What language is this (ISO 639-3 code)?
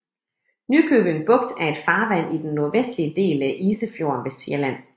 dan